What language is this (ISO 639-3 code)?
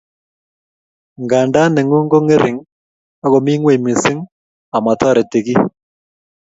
kln